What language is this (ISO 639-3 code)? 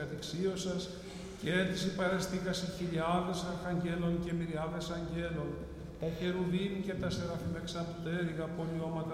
ell